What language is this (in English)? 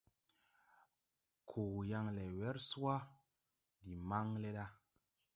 Tupuri